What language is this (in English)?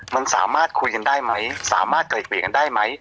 Thai